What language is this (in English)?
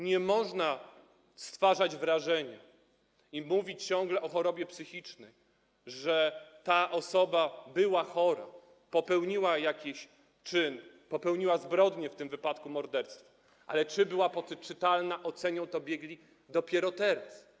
Polish